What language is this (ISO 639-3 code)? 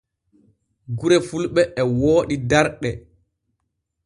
fue